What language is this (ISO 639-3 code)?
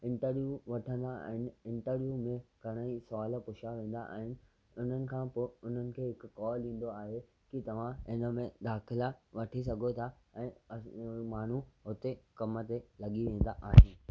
snd